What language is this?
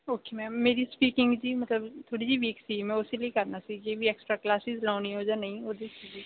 Punjabi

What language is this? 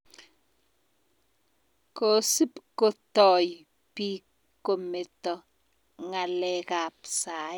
Kalenjin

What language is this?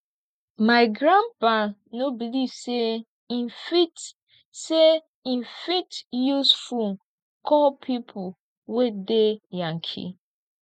Nigerian Pidgin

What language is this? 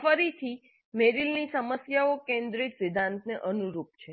Gujarati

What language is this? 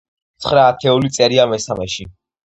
Georgian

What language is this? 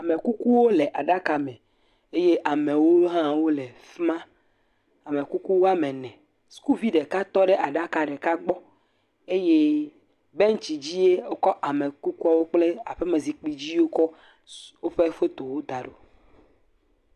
Ewe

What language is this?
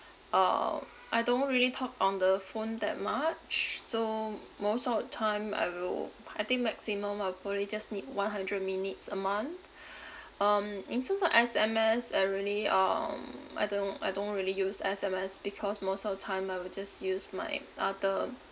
English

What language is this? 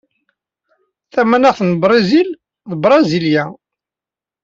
Kabyle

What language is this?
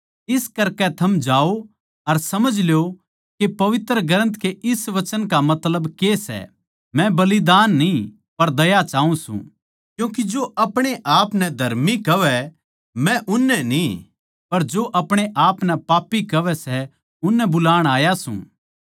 Haryanvi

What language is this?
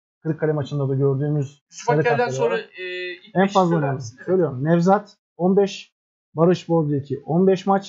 Turkish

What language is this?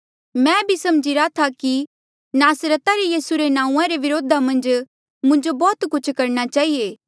Mandeali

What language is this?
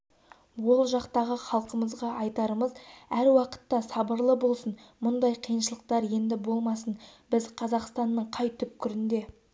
Kazakh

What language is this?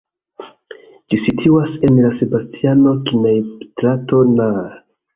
Esperanto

